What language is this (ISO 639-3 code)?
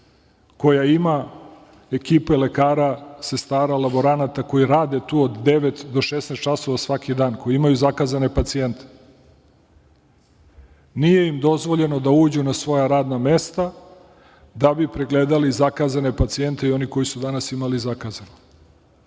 srp